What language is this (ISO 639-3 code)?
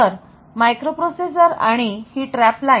mar